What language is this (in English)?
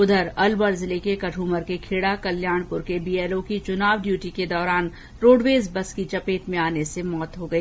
Hindi